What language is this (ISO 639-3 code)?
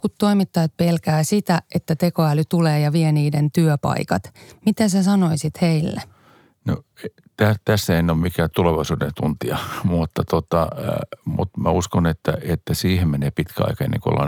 fin